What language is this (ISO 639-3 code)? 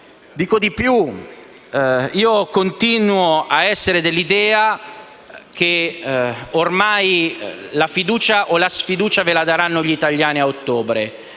ita